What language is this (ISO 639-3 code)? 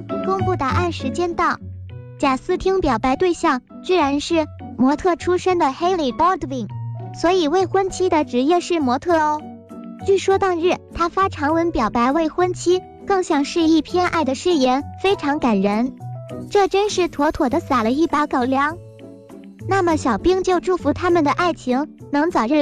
zho